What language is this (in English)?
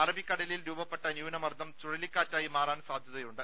Malayalam